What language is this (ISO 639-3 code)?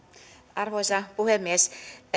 fin